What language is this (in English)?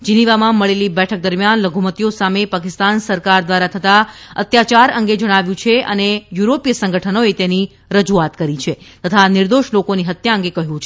Gujarati